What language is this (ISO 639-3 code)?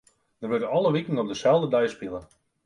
fry